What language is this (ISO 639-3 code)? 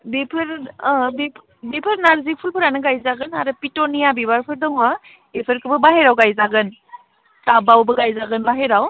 brx